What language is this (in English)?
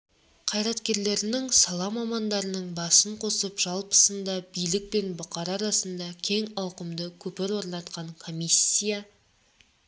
Kazakh